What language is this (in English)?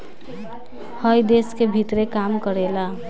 Bhojpuri